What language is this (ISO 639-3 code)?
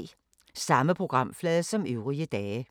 dan